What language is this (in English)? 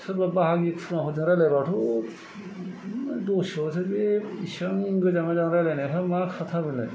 Bodo